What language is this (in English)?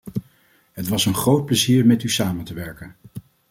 Dutch